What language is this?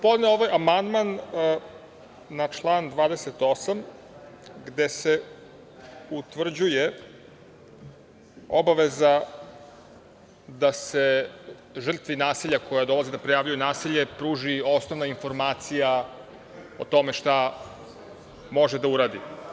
Serbian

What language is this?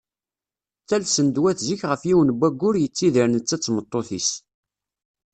Kabyle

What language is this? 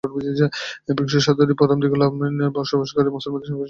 Bangla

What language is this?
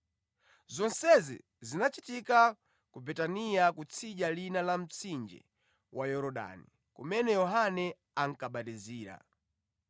Nyanja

